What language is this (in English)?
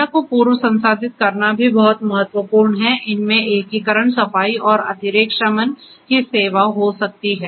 Hindi